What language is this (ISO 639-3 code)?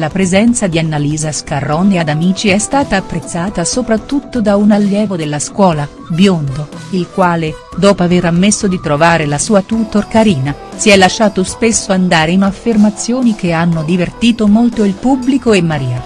ita